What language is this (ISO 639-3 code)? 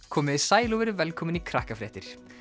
isl